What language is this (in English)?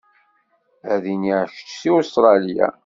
Kabyle